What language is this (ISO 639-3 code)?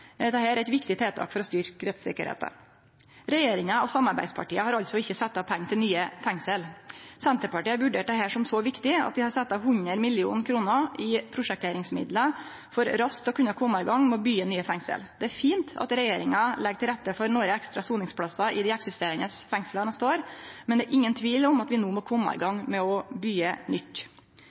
nno